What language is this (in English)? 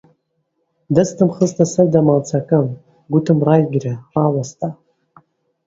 Central Kurdish